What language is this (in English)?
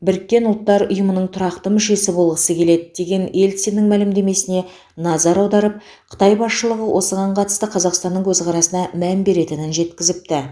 Kazakh